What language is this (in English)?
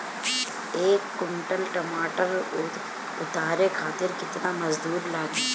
Bhojpuri